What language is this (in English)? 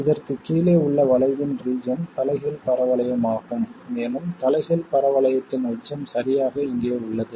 Tamil